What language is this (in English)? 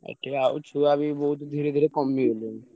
Odia